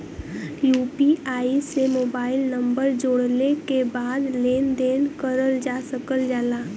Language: Bhojpuri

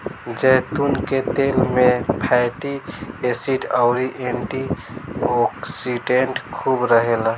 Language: Bhojpuri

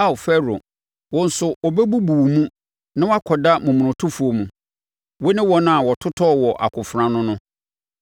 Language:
Akan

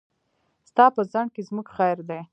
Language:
Pashto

